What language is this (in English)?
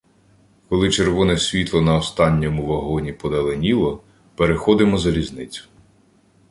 Ukrainian